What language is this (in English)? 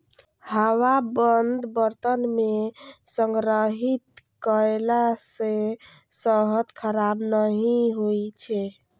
Maithili